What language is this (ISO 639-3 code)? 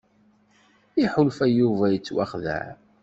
kab